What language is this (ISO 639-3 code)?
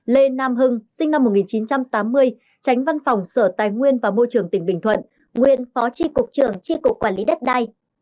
vie